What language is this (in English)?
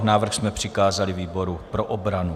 Czech